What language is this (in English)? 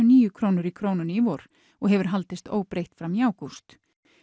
Icelandic